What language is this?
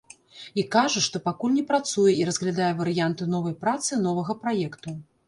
Belarusian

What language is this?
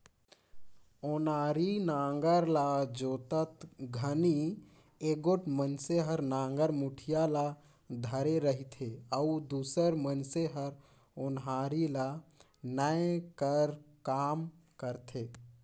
Chhattisgarhi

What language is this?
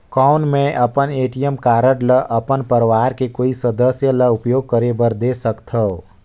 Chhattisgarhi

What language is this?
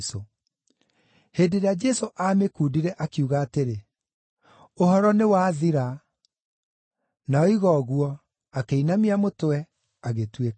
Kikuyu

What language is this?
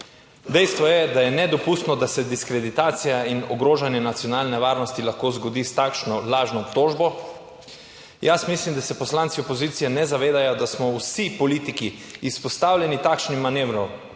Slovenian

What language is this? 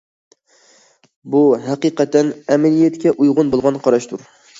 Uyghur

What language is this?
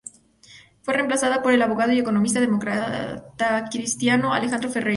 Spanish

